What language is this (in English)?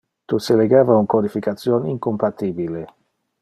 Interlingua